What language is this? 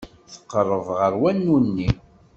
Kabyle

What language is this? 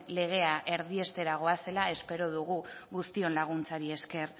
Basque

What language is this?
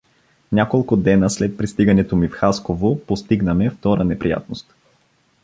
Bulgarian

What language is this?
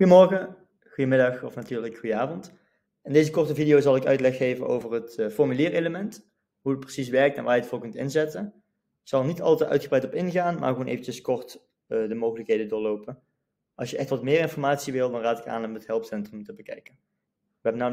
Dutch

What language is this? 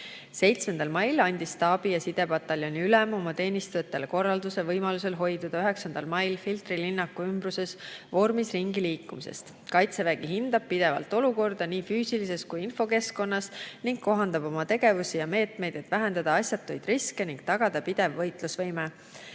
Estonian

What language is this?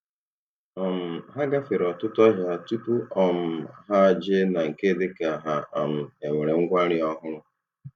Igbo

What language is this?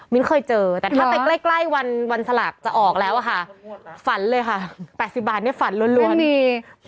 Thai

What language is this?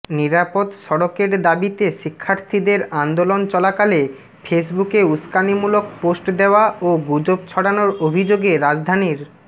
Bangla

